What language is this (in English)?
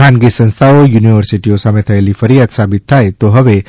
Gujarati